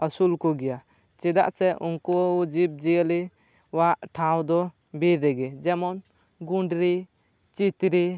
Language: Santali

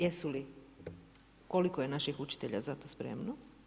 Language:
Croatian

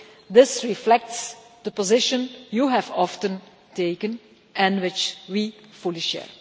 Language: English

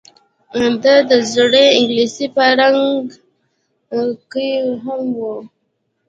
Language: Pashto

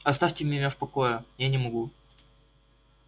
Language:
Russian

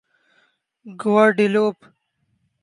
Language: Urdu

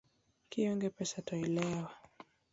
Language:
Luo (Kenya and Tanzania)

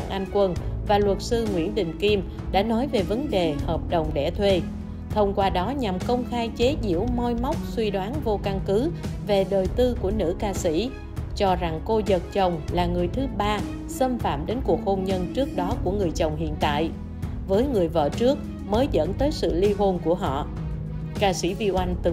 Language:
Vietnamese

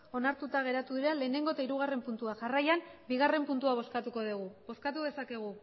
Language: Basque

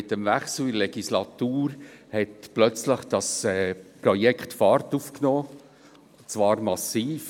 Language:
Swiss German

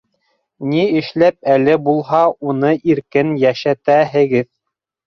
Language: Bashkir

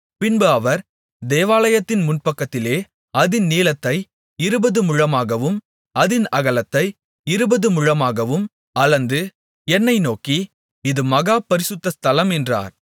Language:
Tamil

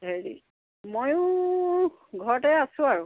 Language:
Assamese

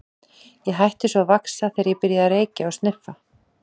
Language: Icelandic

